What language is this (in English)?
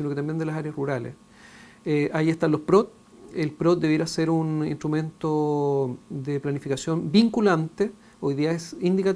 Spanish